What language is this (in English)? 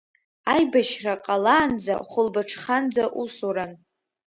Abkhazian